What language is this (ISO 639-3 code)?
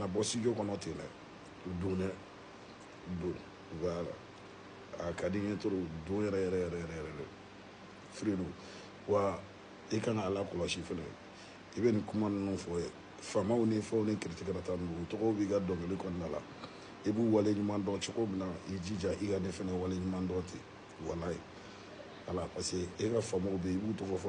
fra